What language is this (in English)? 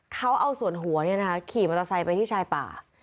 Thai